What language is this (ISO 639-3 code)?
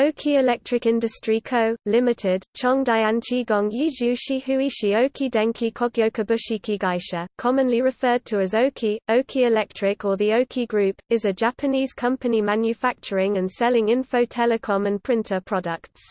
eng